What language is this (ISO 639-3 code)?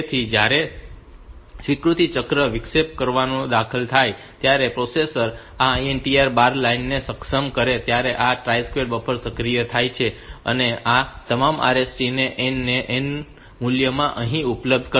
guj